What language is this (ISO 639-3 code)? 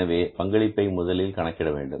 tam